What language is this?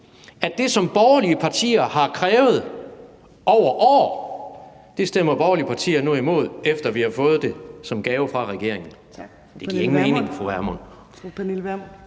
Danish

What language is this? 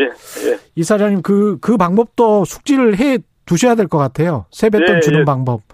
Korean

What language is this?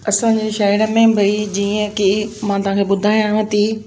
Sindhi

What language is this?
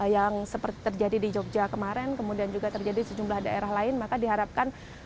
Indonesian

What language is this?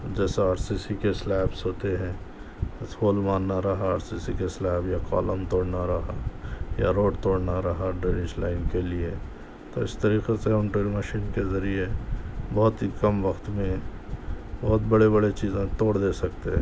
Urdu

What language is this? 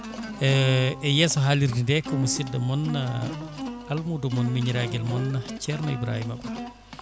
Fula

